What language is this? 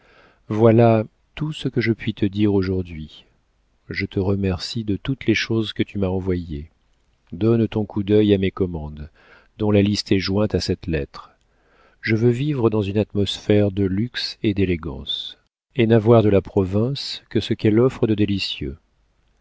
French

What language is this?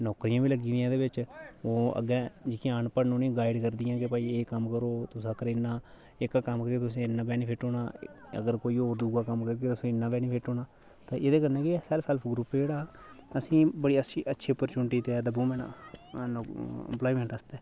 Dogri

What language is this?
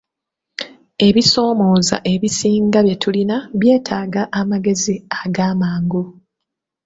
Ganda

